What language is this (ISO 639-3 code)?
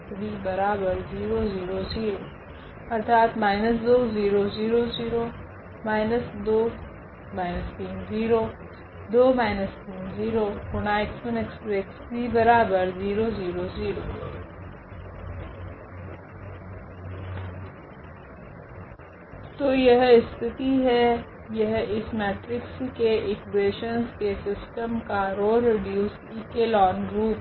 hin